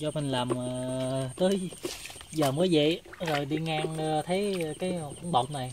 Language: Vietnamese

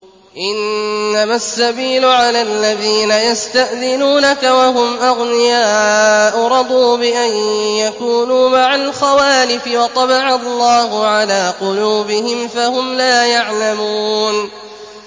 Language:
Arabic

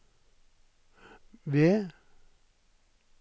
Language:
Norwegian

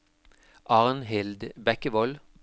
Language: Norwegian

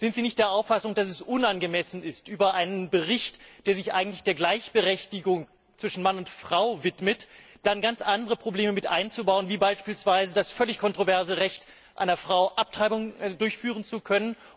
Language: German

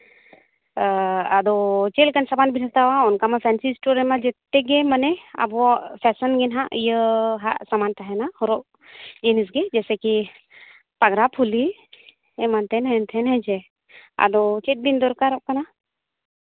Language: Santali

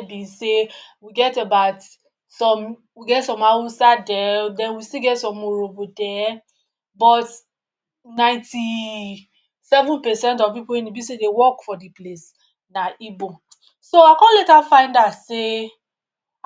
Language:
Nigerian Pidgin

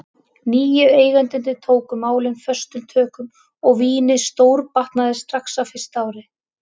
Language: Icelandic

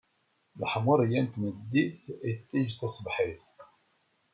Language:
Kabyle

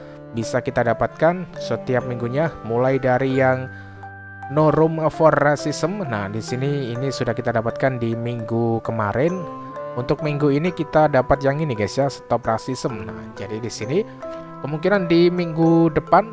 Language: Indonesian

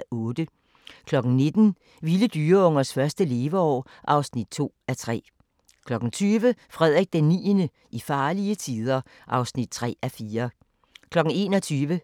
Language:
Danish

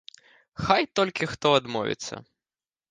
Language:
Belarusian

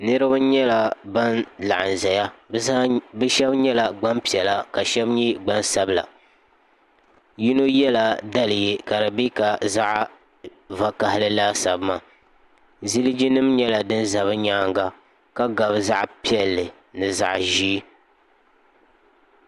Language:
Dagbani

